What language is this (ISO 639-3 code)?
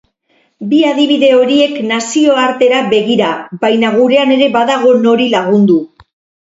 eus